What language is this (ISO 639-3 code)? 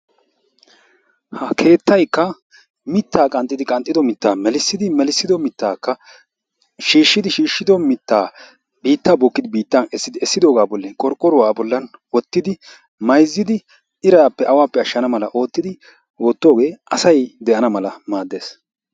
wal